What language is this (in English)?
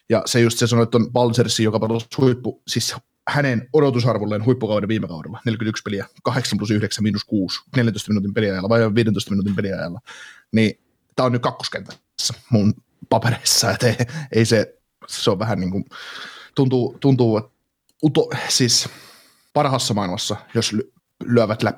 Finnish